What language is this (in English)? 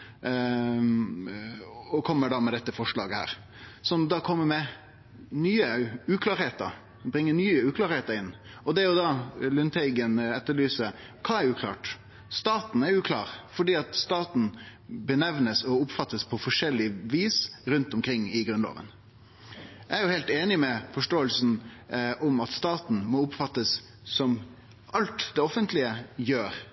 Norwegian Nynorsk